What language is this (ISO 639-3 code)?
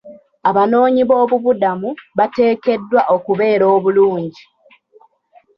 lug